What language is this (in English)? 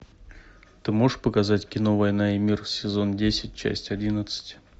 Russian